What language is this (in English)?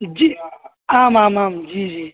Sanskrit